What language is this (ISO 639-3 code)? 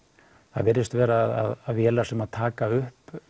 isl